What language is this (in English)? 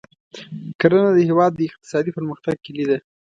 Pashto